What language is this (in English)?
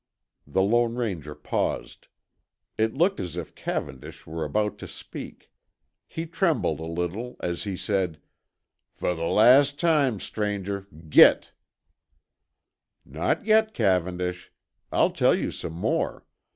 English